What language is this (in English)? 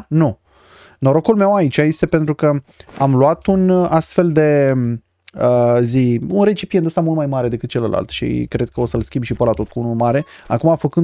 Romanian